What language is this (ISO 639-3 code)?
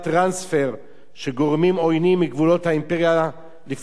heb